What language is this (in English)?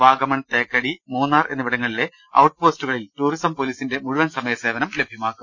Malayalam